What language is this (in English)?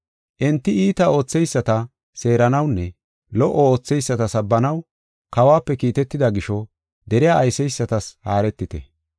Gofa